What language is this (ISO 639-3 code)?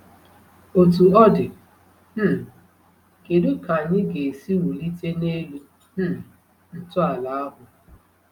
ibo